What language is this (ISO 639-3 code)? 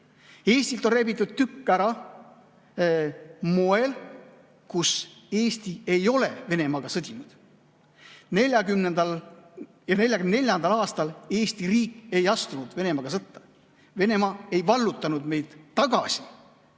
est